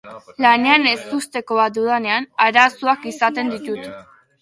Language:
Basque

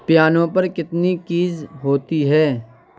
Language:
Urdu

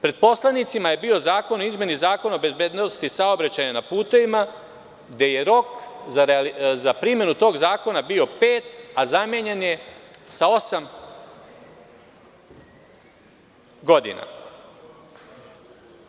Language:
Serbian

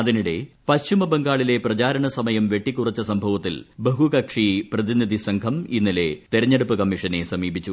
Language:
Malayalam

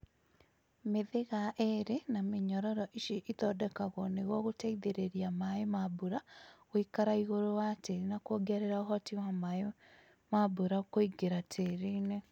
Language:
Kikuyu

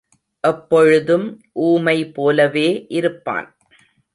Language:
Tamil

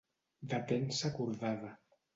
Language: Catalan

